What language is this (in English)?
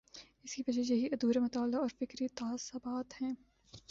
Urdu